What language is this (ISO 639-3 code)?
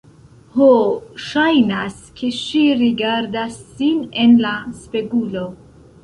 epo